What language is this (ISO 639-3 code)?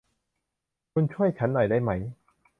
tha